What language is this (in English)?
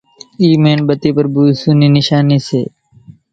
Kachi Koli